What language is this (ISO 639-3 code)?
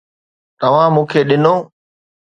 snd